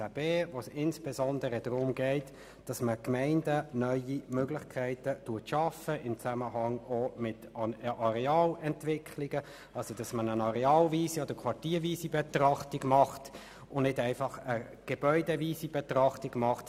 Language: Swiss German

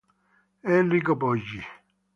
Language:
Italian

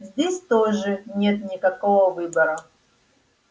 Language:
Russian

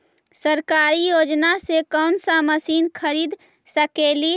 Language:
Magahi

